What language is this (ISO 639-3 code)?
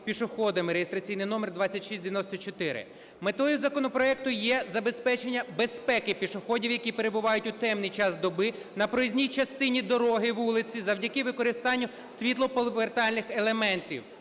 ukr